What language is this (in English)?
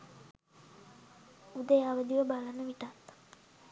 Sinhala